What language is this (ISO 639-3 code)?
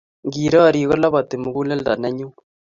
kln